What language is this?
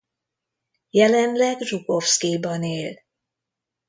Hungarian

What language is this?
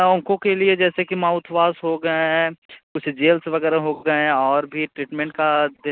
Hindi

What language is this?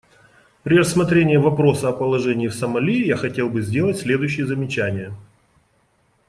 Russian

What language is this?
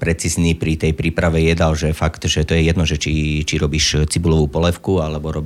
Slovak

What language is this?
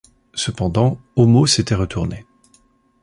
French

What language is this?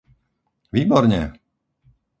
Slovak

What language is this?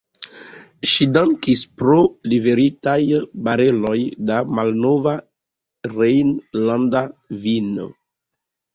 Esperanto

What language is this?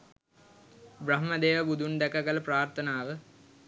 Sinhala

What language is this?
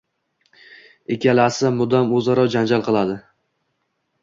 Uzbek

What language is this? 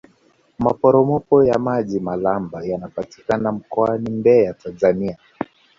Swahili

